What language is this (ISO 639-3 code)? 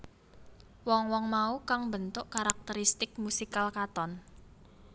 jav